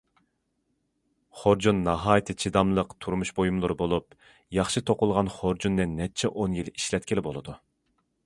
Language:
Uyghur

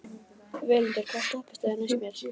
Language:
Icelandic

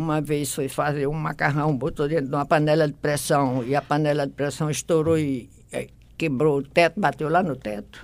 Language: Portuguese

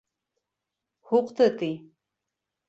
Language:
Bashkir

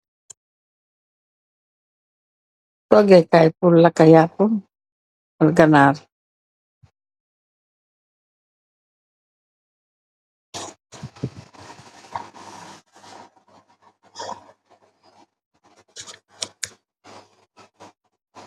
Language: Wolof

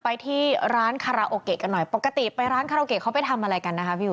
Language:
Thai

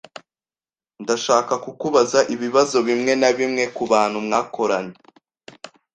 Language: Kinyarwanda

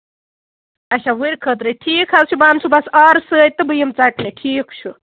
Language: Kashmiri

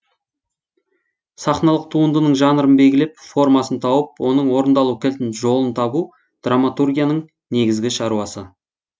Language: Kazakh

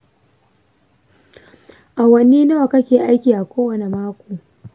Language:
Hausa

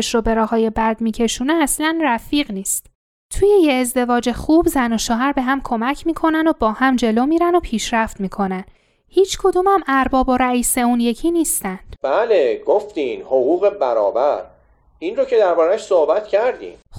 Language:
Persian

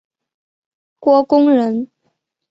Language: Chinese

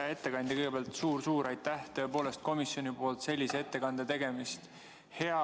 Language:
Estonian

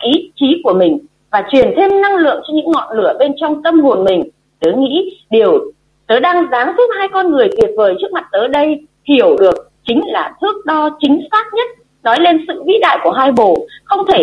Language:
Vietnamese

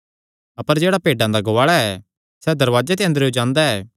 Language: Kangri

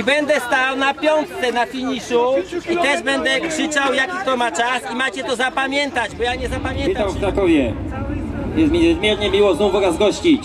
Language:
Polish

